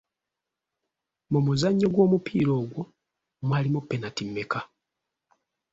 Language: Ganda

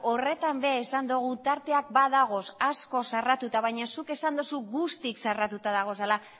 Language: Basque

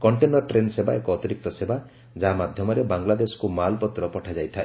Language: Odia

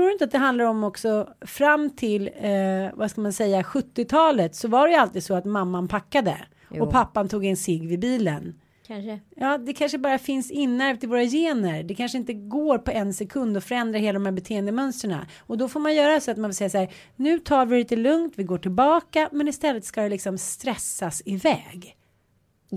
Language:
Swedish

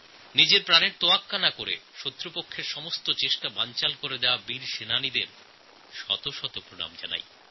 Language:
Bangla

